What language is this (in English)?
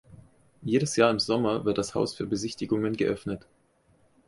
German